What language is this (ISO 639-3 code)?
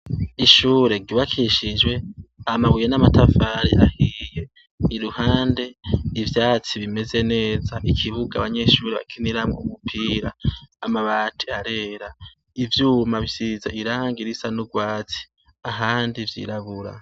run